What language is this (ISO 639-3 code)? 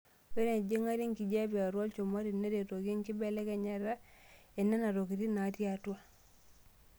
mas